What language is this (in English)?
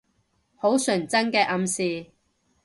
Cantonese